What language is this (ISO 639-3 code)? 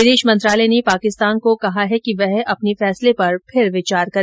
hin